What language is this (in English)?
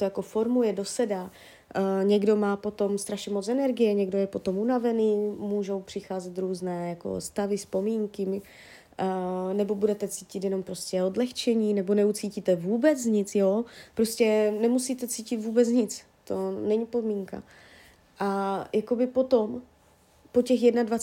Czech